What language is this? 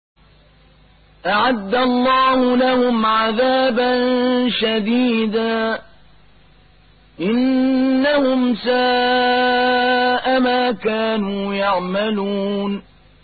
Arabic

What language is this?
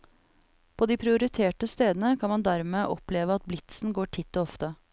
Norwegian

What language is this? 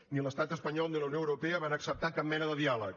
Catalan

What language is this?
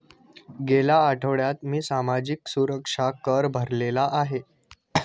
Marathi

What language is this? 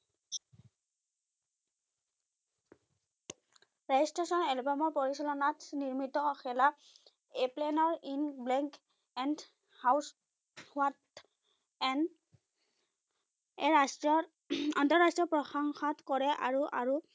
Assamese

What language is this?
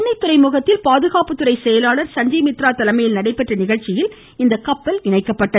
Tamil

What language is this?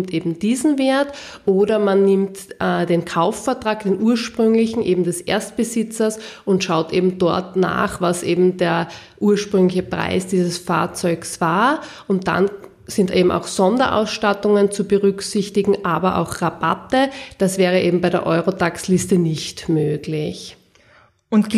German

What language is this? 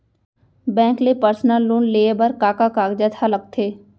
Chhattisgarhi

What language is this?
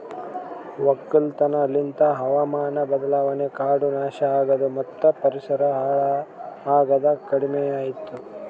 Kannada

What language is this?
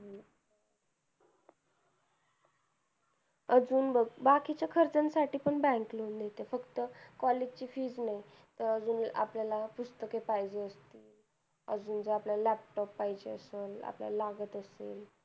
Marathi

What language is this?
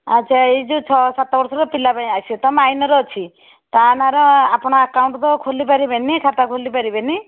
Odia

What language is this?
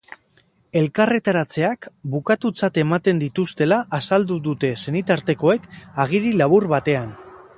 Basque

